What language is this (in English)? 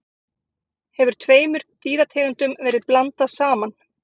Icelandic